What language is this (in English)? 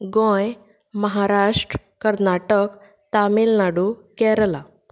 Konkani